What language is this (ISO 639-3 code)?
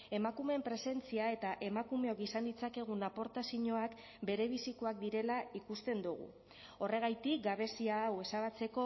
eus